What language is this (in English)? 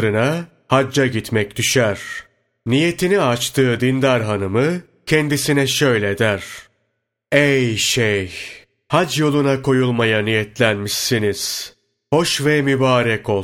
Turkish